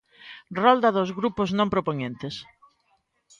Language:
Galician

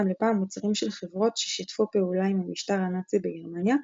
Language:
Hebrew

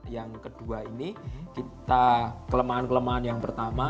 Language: Indonesian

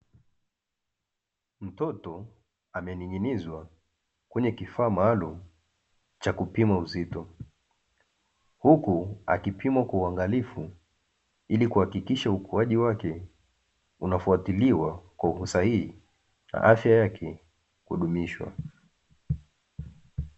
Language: Swahili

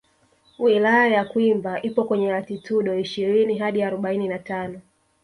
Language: Swahili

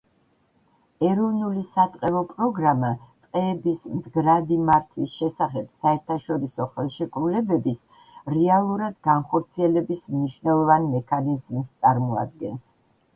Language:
Georgian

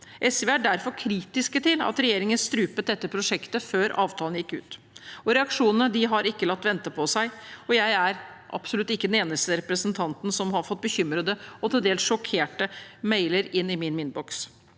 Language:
Norwegian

